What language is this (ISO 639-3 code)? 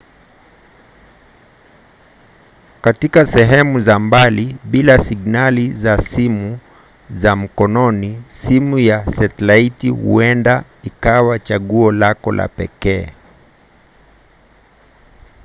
swa